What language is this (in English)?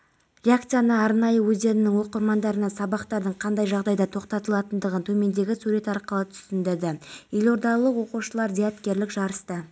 Kazakh